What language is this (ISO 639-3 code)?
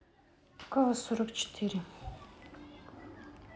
rus